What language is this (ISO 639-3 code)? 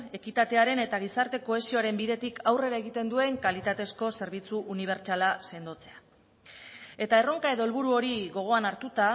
eus